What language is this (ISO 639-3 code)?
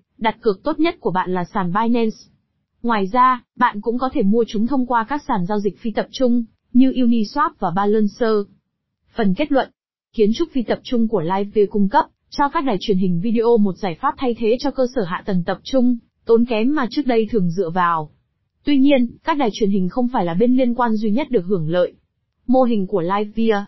vie